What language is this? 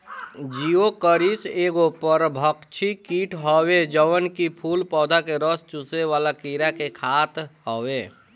Bhojpuri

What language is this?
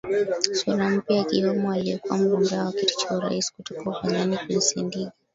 Swahili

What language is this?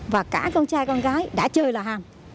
Vietnamese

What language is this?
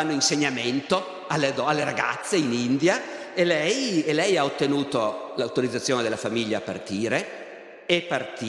Italian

